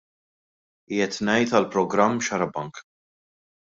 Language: Maltese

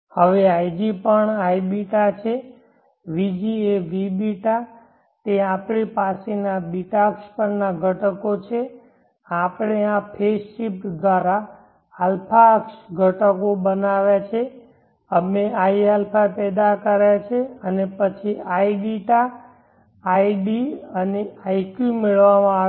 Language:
Gujarati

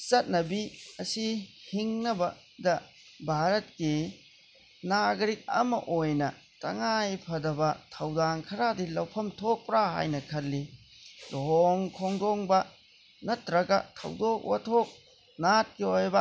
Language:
Manipuri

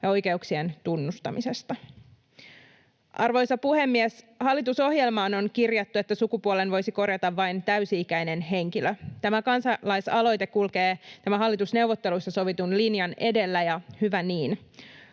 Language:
Finnish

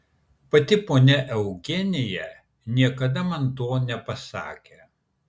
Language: Lithuanian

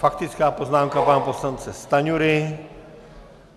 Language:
Czech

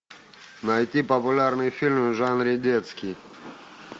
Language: Russian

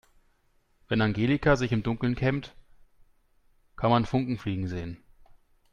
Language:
German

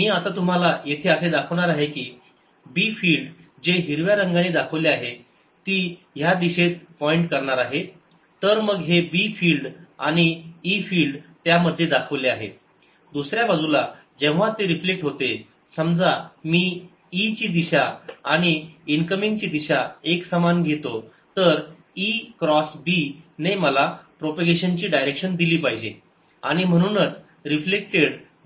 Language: Marathi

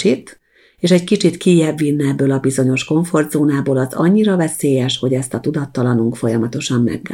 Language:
Hungarian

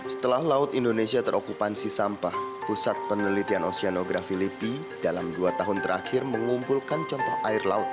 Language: Indonesian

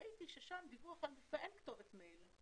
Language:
Hebrew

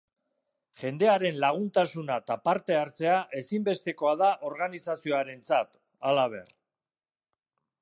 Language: Basque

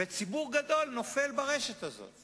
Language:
Hebrew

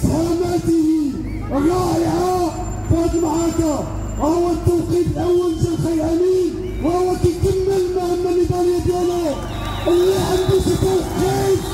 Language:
Arabic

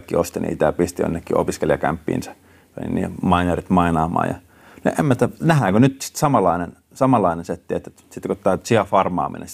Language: Finnish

